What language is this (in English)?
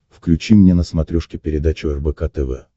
Russian